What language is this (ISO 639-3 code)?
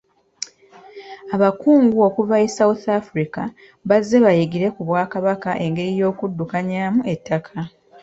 lug